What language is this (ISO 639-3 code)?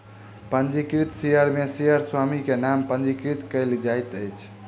mai